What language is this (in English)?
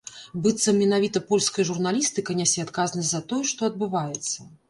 Belarusian